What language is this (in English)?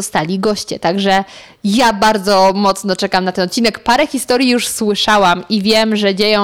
Polish